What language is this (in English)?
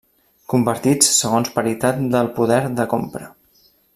Catalan